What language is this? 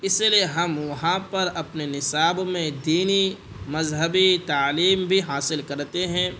Urdu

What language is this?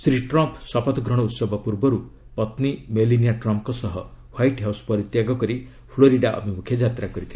Odia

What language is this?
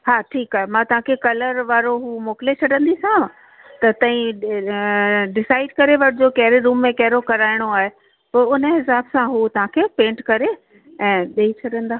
Sindhi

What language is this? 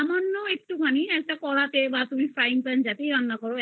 Bangla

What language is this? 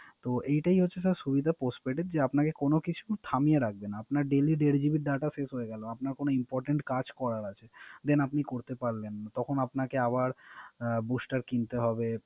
Bangla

